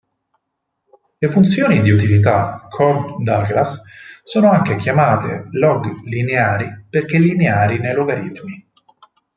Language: Italian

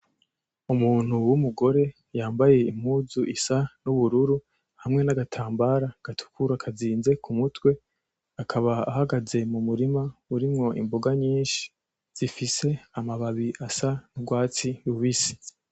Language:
Rundi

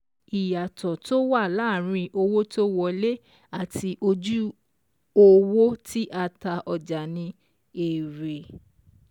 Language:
Yoruba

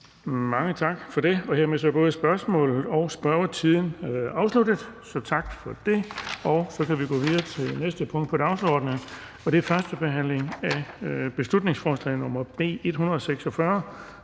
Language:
Danish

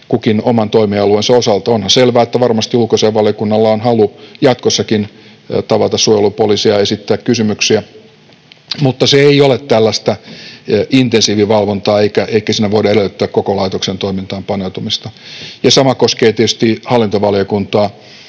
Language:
Finnish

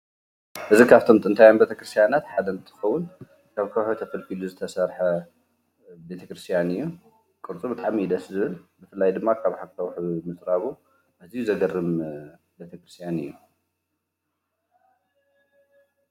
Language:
Tigrinya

